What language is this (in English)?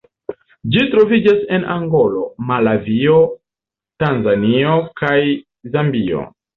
Esperanto